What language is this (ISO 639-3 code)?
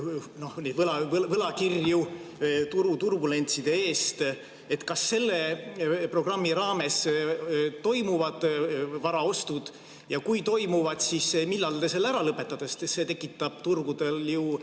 est